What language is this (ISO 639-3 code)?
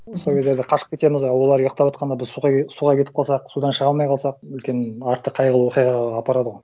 kaz